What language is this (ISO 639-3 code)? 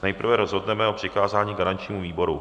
ces